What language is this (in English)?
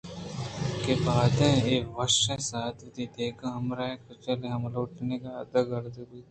Eastern Balochi